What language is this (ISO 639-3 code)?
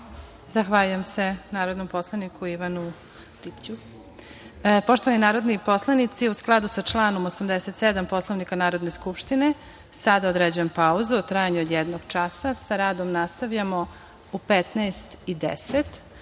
srp